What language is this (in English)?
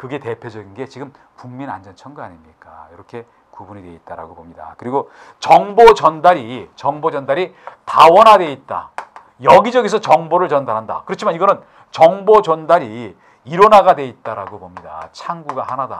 Korean